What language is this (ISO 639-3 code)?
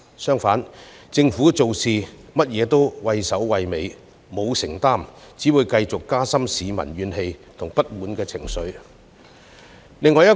yue